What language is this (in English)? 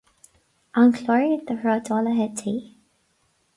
Irish